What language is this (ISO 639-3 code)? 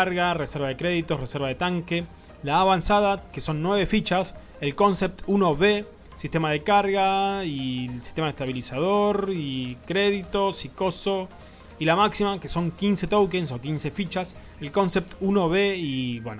spa